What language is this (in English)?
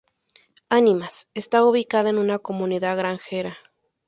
Spanish